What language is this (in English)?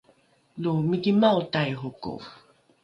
Rukai